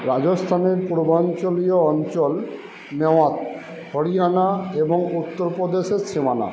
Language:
Bangla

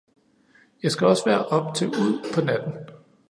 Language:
Danish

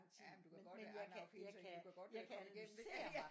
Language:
Danish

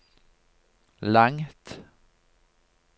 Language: Norwegian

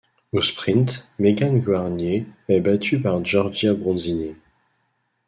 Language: French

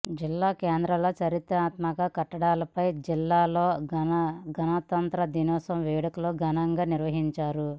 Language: Telugu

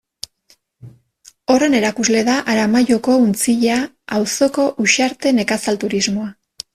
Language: Basque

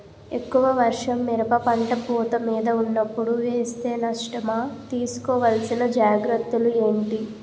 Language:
Telugu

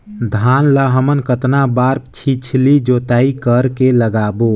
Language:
Chhattisgarhi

